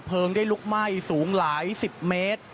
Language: Thai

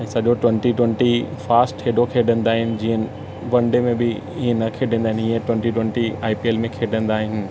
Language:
Sindhi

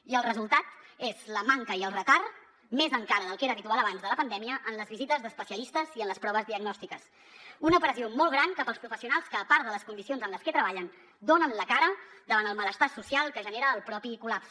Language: Catalan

